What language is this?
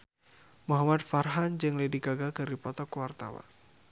Sundanese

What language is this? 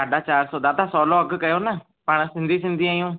Sindhi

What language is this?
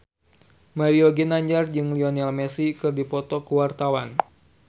Sundanese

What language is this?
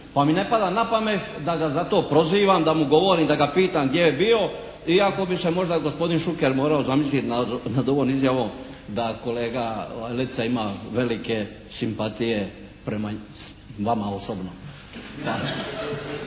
Croatian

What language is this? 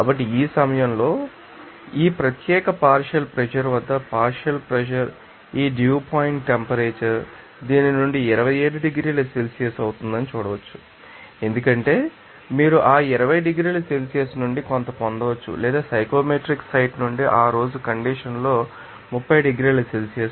Telugu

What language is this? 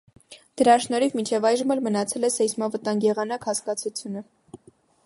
Armenian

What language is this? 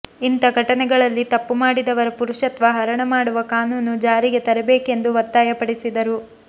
Kannada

